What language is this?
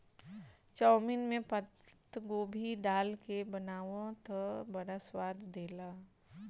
Bhojpuri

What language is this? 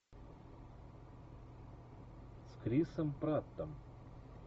Russian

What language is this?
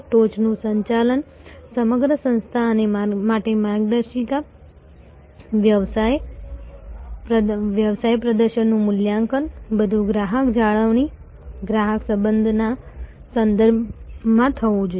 Gujarati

